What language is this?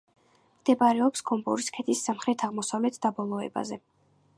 Georgian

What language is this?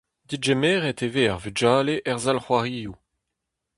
Breton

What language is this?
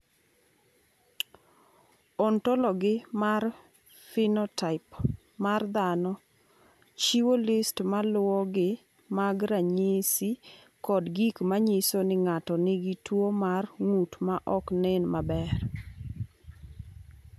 Luo (Kenya and Tanzania)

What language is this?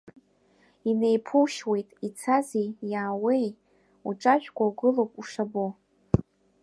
Abkhazian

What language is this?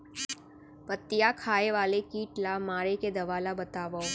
Chhattisgarhi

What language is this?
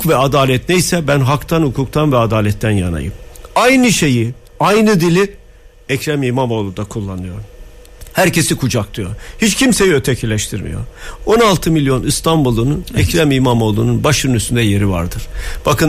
Turkish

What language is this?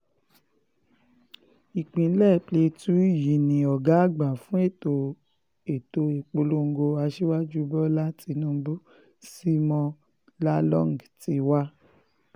Yoruba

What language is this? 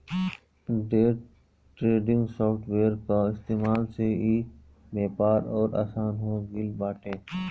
Bhojpuri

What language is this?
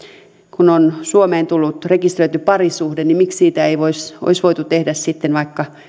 Finnish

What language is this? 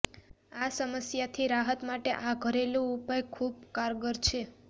Gujarati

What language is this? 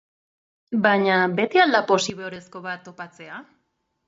Basque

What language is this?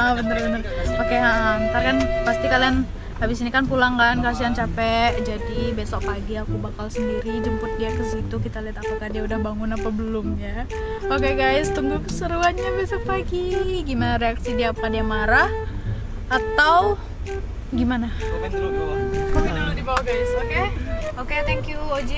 Indonesian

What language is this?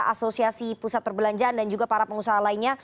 Indonesian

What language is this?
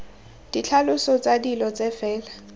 Tswana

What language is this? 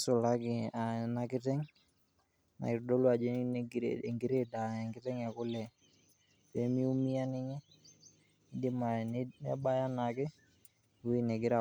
Masai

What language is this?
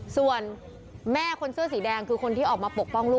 Thai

